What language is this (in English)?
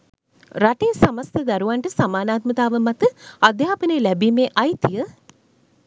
Sinhala